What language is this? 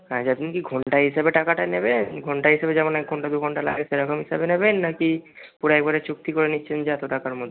Bangla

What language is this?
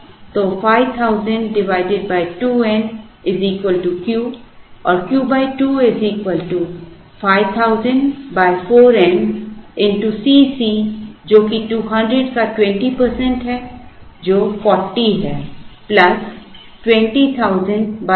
Hindi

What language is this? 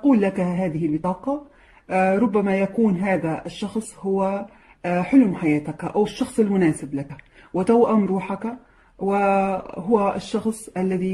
Arabic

